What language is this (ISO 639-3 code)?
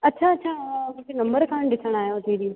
snd